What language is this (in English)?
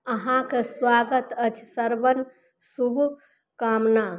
Maithili